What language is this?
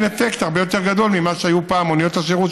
Hebrew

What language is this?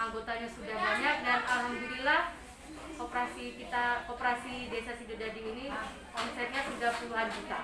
Indonesian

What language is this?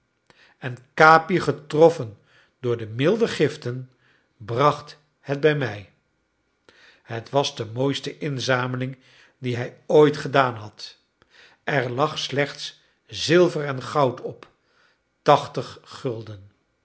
Dutch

